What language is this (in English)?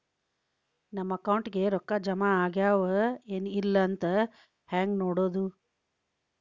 Kannada